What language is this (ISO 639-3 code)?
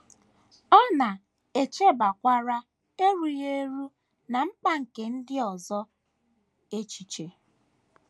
ibo